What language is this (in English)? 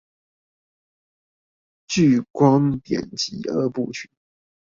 Chinese